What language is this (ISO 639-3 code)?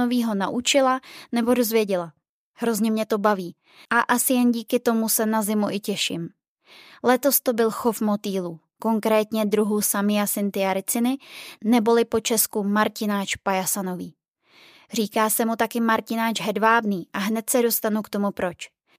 ces